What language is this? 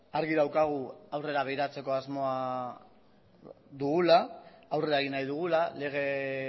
Basque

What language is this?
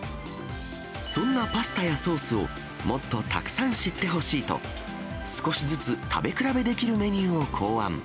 Japanese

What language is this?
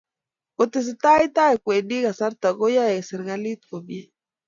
Kalenjin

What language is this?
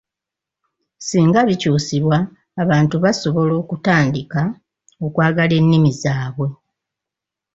Ganda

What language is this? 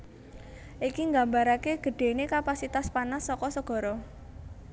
Javanese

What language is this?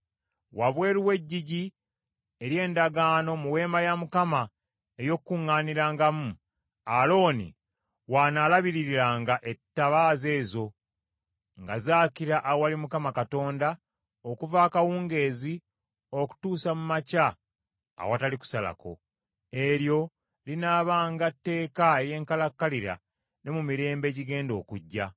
Ganda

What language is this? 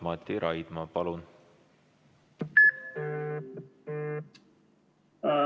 Estonian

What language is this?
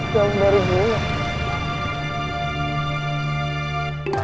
Indonesian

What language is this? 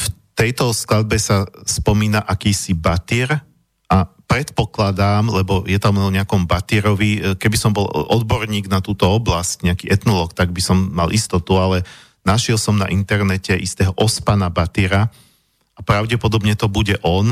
Slovak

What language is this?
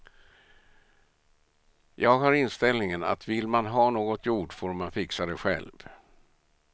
Swedish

